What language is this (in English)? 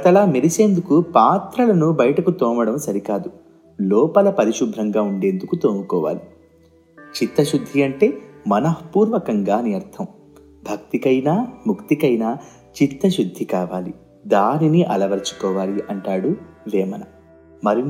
Telugu